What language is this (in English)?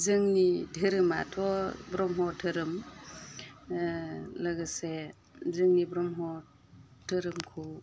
Bodo